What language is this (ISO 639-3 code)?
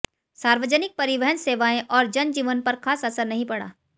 hin